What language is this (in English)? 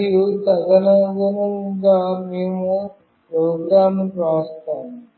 Telugu